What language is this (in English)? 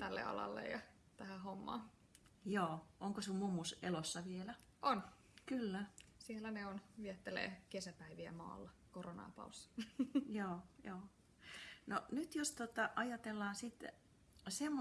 Finnish